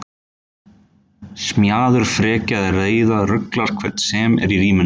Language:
Icelandic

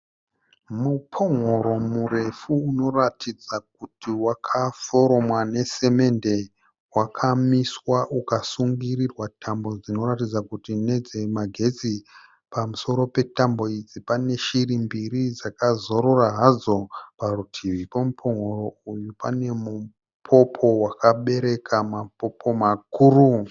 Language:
Shona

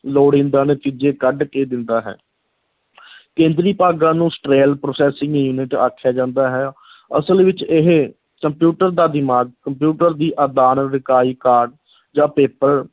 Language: Punjabi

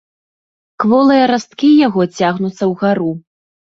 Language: Belarusian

